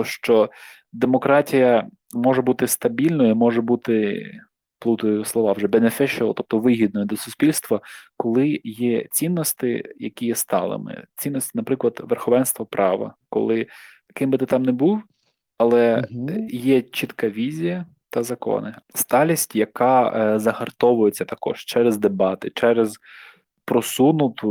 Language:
Ukrainian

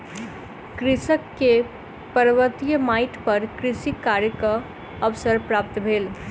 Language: Maithili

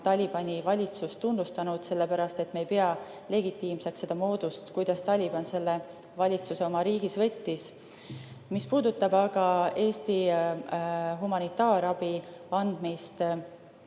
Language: Estonian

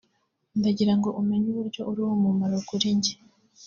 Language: Kinyarwanda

